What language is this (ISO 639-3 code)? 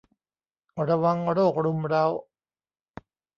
tha